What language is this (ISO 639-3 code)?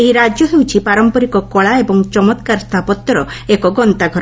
ori